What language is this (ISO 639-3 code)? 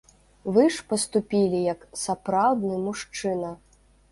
bel